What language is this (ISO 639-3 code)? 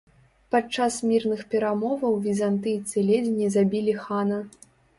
bel